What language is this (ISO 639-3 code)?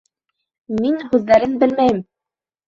bak